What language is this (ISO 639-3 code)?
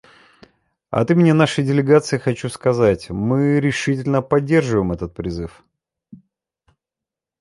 rus